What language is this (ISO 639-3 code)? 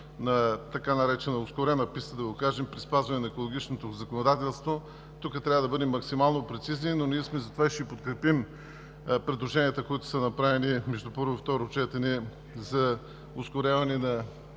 bul